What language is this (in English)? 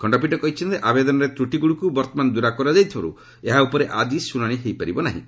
Odia